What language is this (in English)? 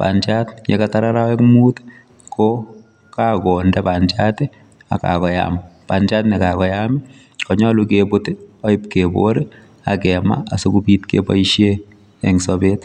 Kalenjin